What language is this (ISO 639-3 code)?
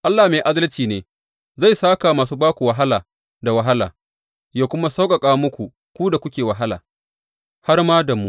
hau